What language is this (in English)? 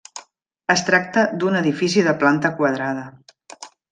Catalan